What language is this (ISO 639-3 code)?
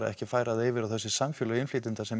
isl